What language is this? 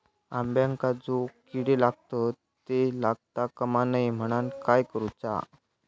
Marathi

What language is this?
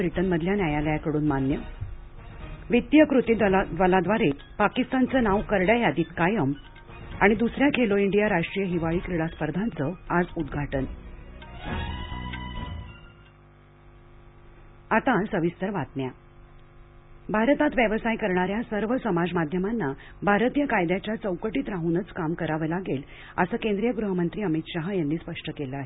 Marathi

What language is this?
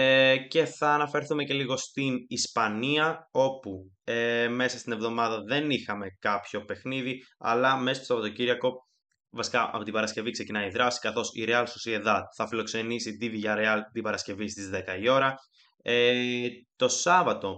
Greek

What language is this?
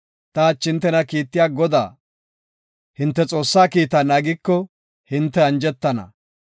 Gofa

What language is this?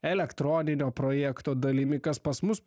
Lithuanian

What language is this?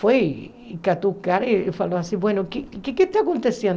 Portuguese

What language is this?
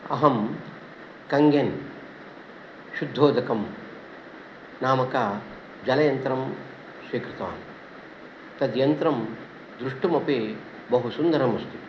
Sanskrit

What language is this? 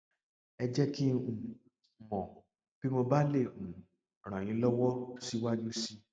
Yoruba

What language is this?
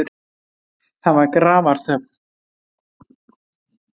Icelandic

